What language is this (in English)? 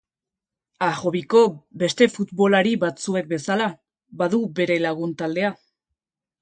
Basque